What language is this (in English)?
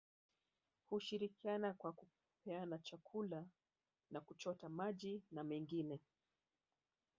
Swahili